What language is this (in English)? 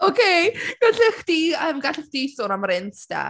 Welsh